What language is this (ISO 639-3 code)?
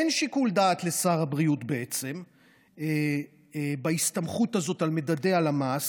heb